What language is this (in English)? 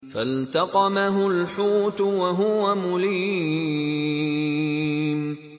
Arabic